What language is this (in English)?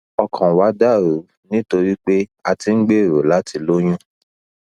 Yoruba